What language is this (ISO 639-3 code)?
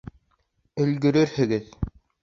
bak